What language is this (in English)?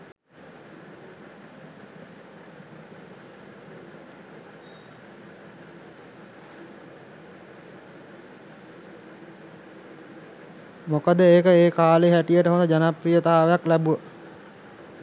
Sinhala